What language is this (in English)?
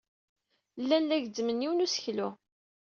Kabyle